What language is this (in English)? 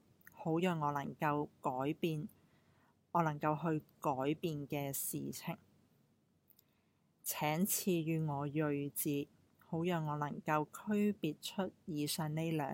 Chinese